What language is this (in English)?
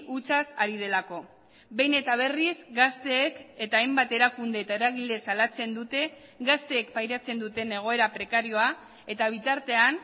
Basque